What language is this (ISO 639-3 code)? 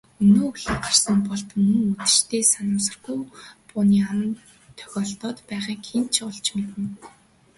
mon